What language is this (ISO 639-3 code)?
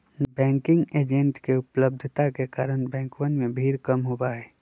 mag